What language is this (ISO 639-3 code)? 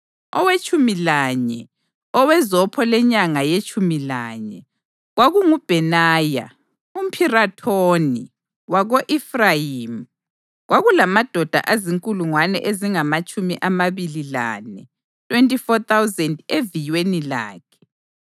nde